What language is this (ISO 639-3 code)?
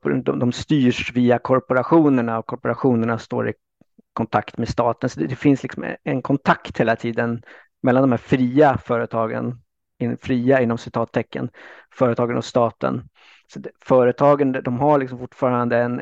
swe